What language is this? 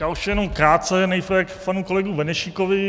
Czech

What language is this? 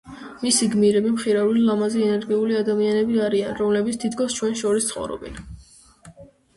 Georgian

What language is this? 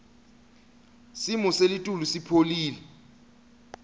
Swati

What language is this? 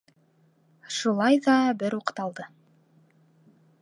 Bashkir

